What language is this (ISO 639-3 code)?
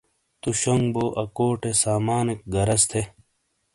scl